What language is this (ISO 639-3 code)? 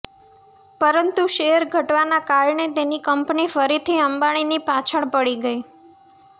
guj